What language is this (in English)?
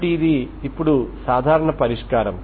Telugu